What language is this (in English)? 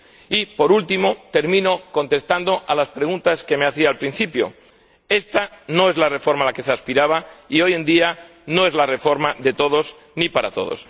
Spanish